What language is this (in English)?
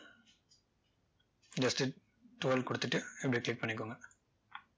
Tamil